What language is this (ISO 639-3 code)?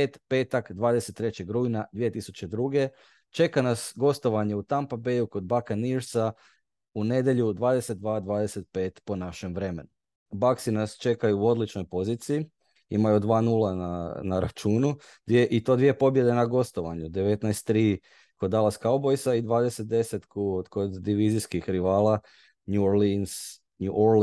hrv